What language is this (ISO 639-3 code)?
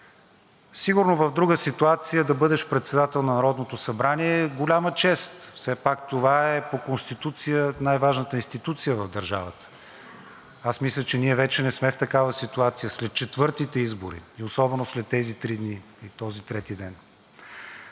bul